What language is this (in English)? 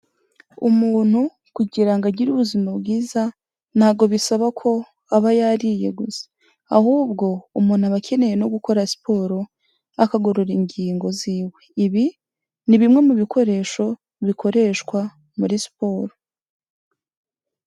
Kinyarwanda